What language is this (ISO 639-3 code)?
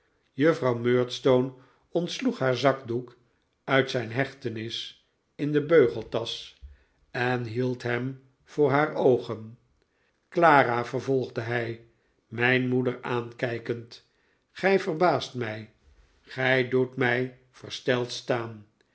nld